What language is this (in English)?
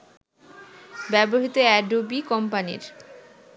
Bangla